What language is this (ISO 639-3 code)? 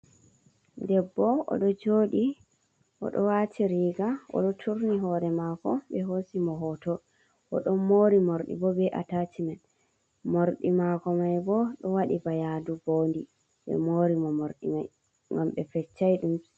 ful